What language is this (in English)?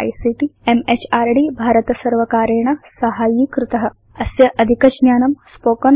Sanskrit